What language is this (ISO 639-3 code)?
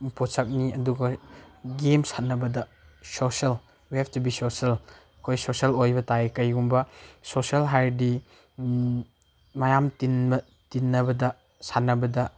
mni